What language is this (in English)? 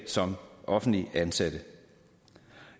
Danish